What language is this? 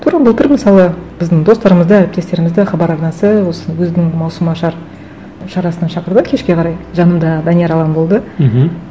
Kazakh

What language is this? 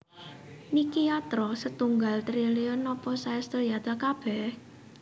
Javanese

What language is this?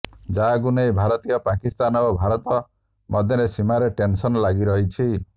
Odia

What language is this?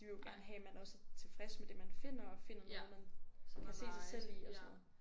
Danish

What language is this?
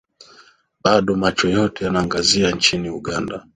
Swahili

